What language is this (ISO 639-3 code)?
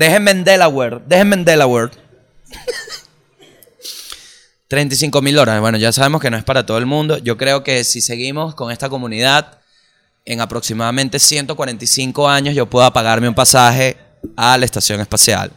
spa